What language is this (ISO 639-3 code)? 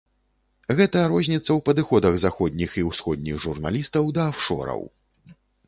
bel